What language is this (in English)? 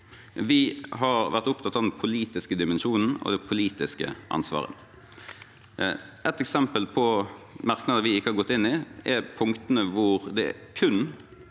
Norwegian